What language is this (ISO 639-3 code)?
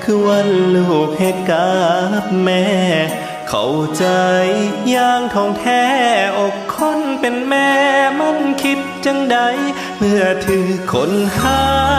tha